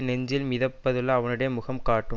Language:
Tamil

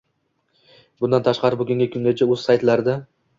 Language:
Uzbek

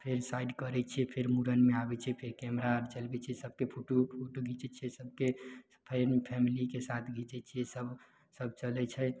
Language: Maithili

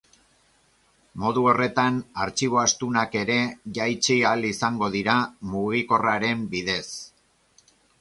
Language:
Basque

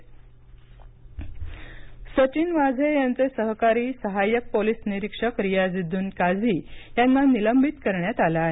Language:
Marathi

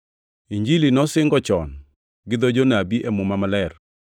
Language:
Luo (Kenya and Tanzania)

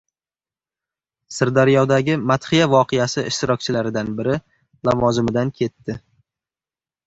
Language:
Uzbek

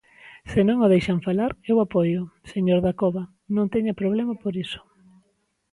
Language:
Galician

